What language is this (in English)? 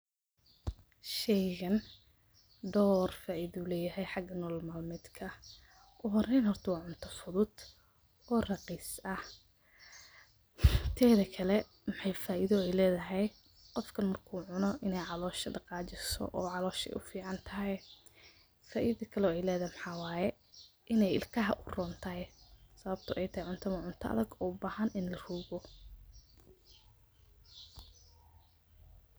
Somali